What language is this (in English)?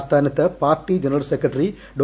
Malayalam